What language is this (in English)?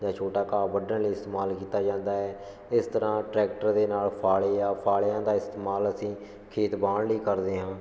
Punjabi